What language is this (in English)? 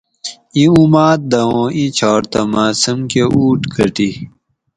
Gawri